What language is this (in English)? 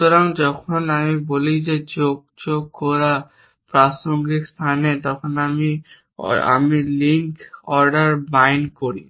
Bangla